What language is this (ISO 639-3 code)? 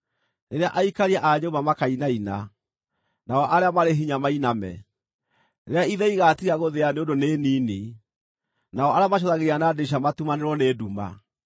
kik